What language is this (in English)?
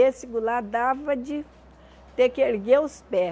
Portuguese